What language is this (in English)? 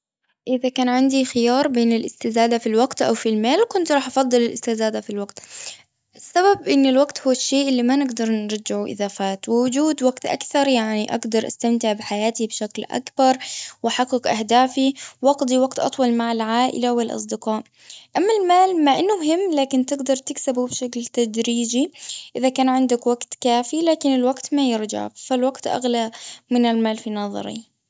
Gulf Arabic